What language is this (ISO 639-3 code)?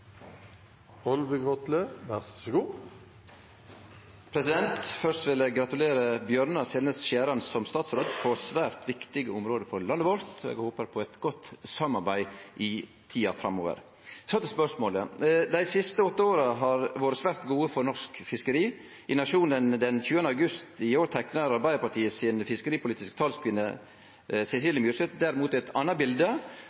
nno